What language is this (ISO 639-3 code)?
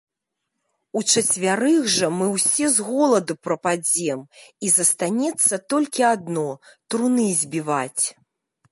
bel